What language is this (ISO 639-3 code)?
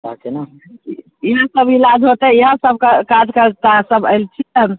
mai